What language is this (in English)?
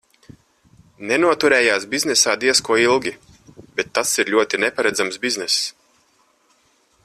Latvian